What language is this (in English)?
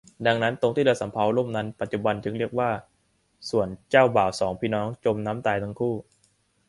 Thai